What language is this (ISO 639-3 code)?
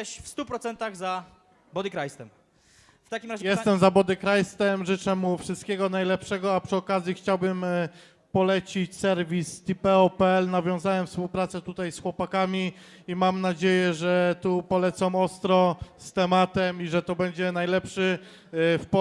pol